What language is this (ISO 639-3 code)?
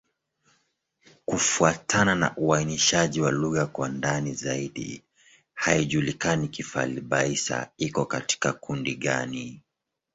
swa